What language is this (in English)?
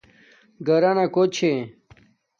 Domaaki